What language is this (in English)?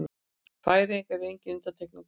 Icelandic